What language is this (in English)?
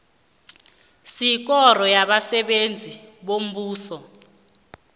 South Ndebele